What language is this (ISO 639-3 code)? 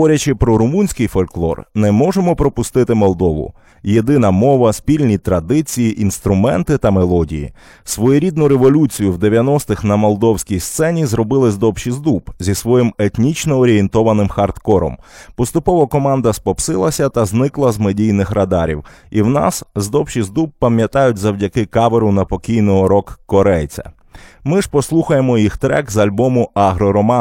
ukr